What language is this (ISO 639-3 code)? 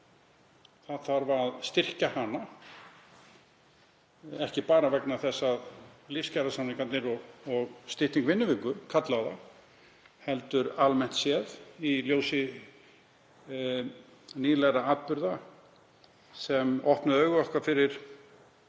isl